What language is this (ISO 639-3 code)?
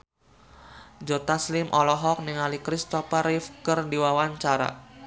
sun